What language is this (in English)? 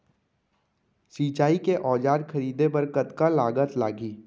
Chhattisgarhi